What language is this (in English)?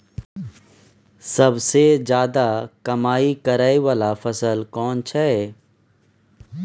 Maithili